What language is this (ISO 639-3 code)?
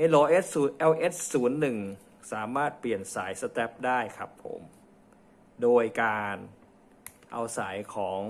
tha